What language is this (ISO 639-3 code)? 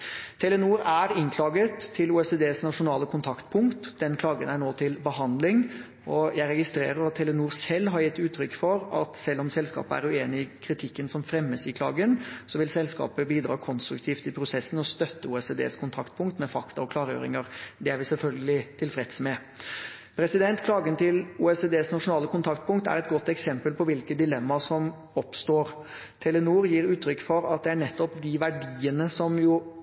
nob